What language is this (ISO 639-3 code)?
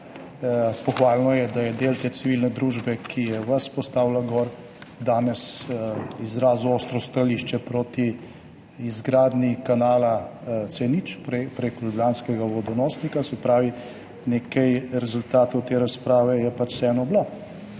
slv